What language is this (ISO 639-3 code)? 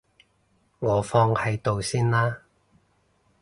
yue